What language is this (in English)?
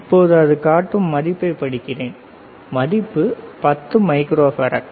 Tamil